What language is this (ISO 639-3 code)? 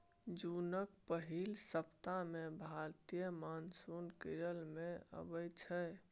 mai